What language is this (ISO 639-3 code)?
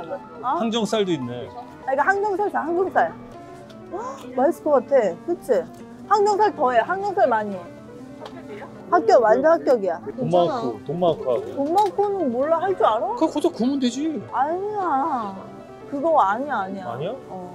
kor